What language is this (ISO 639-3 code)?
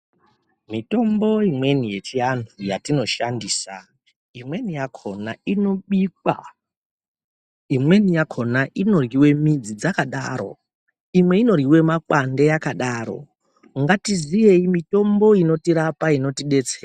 ndc